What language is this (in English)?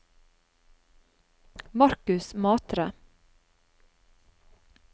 Norwegian